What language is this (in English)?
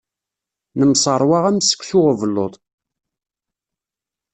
Kabyle